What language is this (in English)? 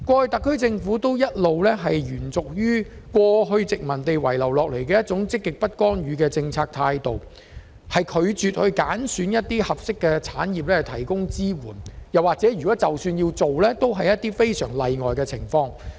Cantonese